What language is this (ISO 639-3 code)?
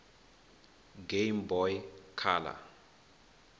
ven